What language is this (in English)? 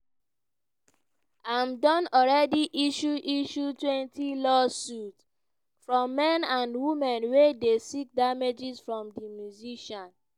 Nigerian Pidgin